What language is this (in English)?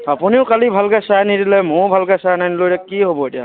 Assamese